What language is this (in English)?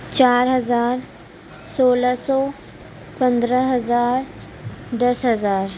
Urdu